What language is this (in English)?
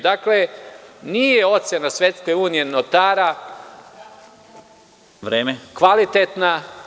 Serbian